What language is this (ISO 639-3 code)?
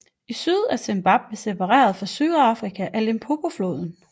dan